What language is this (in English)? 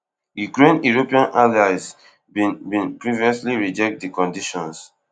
Nigerian Pidgin